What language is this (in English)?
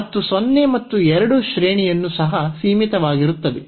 Kannada